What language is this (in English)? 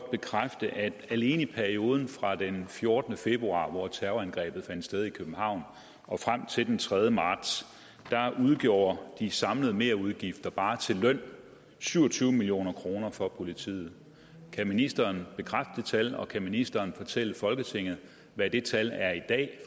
Danish